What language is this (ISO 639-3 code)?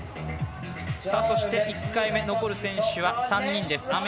jpn